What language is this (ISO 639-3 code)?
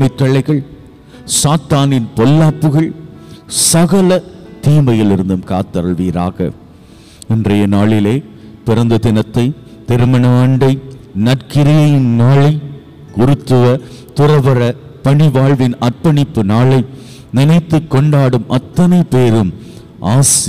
tam